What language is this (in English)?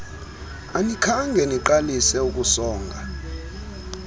Xhosa